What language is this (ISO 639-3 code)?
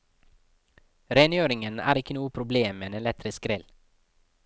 nor